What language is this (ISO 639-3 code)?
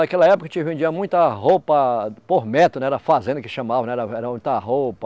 por